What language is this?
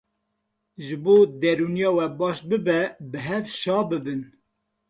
Kurdish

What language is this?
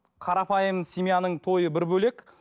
Kazakh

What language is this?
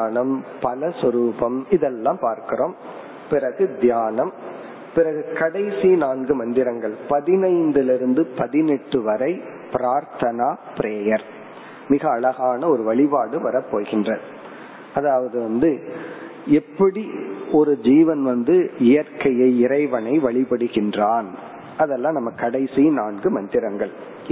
Tamil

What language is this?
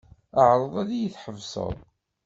Kabyle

